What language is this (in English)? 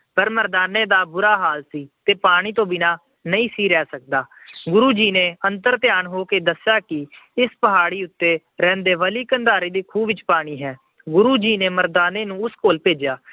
Punjabi